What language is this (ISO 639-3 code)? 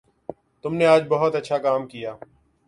urd